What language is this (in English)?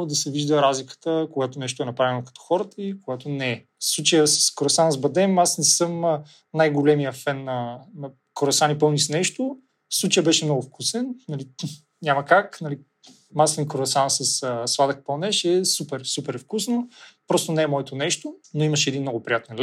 Bulgarian